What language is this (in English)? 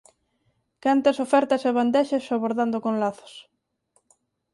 Galician